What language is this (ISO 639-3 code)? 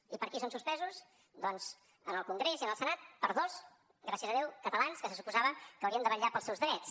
cat